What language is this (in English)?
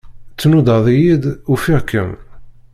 Kabyle